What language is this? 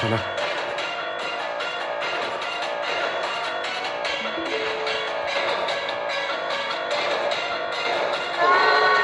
Vietnamese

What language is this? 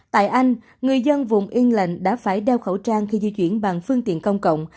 Vietnamese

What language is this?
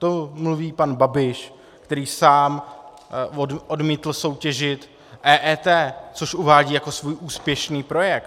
Czech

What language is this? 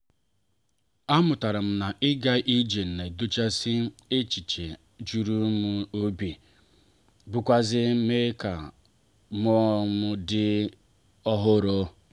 Igbo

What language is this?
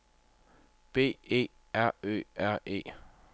Danish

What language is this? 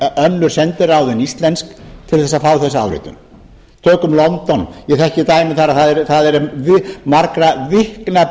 Icelandic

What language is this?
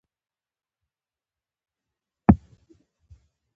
Pashto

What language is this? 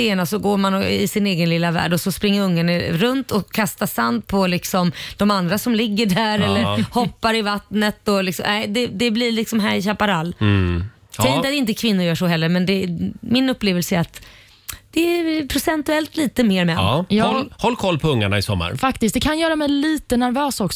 Swedish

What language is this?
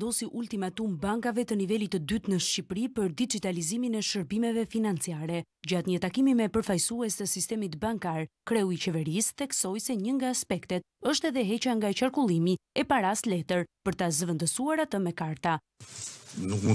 Romanian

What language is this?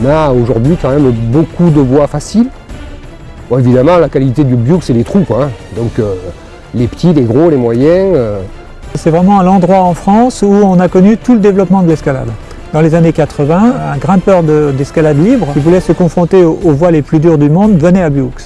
French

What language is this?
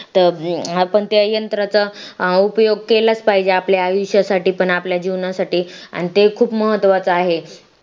Marathi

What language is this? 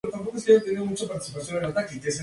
Spanish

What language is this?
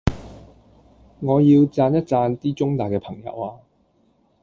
Cantonese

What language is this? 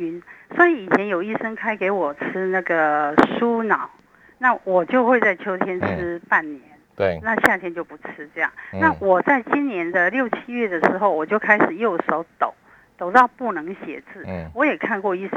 Chinese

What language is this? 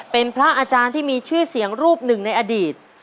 Thai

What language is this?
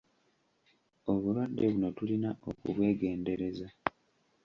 Ganda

